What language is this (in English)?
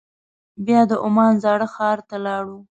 Pashto